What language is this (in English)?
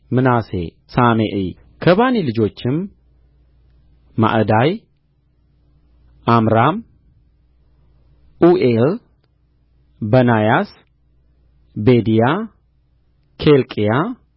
Amharic